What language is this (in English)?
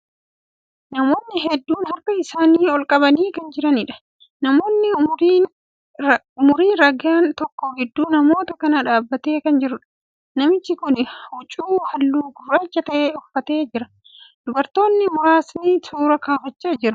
Oromo